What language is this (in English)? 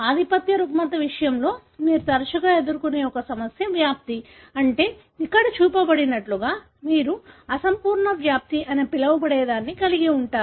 Telugu